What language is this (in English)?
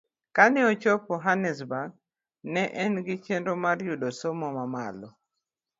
Luo (Kenya and Tanzania)